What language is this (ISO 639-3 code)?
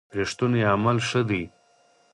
pus